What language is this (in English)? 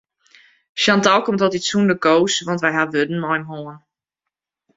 Western Frisian